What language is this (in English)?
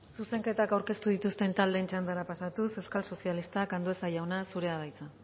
Basque